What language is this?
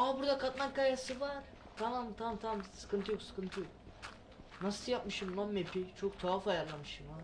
Turkish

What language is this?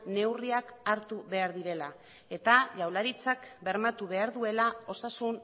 Basque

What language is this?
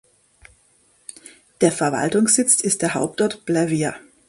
German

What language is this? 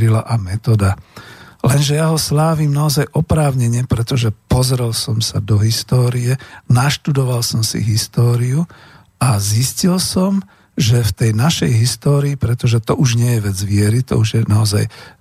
Slovak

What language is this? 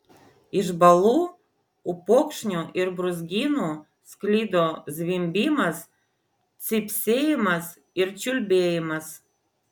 Lithuanian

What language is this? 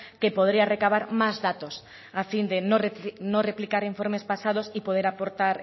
Spanish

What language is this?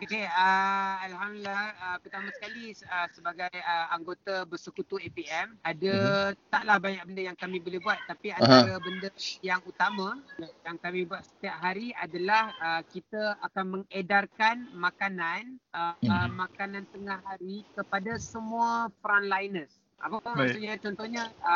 Malay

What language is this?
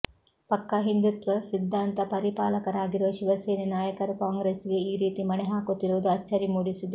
Kannada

